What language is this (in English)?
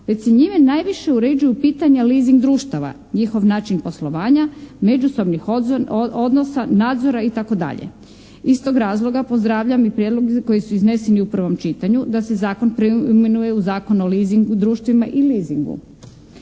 Croatian